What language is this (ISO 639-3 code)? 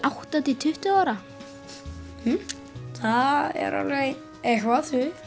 isl